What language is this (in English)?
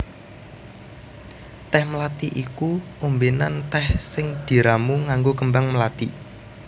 Javanese